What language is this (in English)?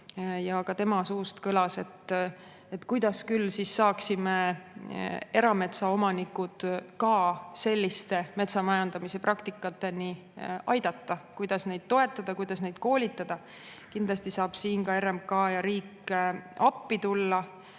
Estonian